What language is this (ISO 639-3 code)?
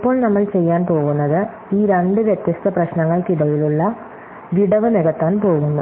mal